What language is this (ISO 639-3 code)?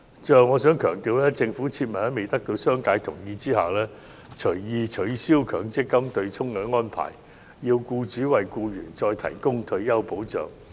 yue